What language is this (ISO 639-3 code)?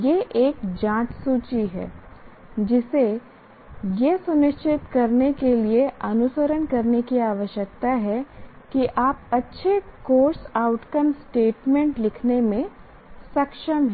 hin